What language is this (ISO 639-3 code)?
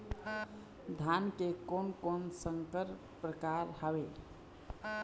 hne